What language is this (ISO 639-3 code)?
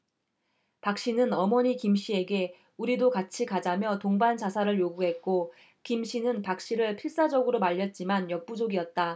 kor